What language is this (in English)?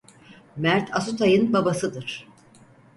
Turkish